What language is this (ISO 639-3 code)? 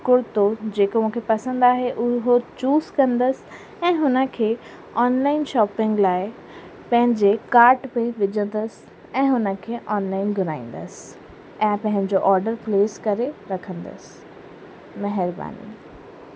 snd